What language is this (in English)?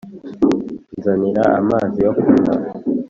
Kinyarwanda